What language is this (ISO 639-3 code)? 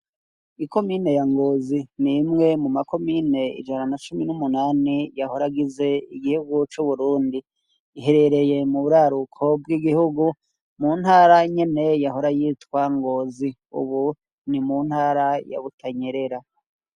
run